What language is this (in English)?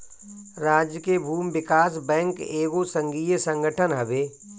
Bhojpuri